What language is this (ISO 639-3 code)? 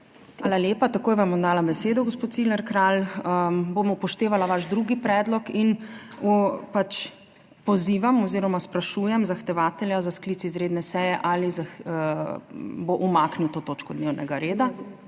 slv